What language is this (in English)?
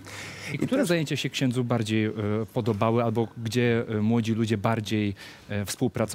Polish